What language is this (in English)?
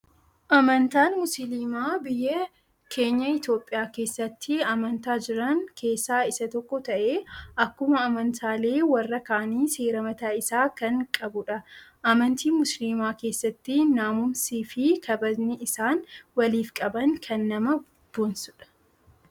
Oromo